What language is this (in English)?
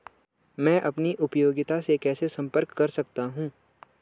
Hindi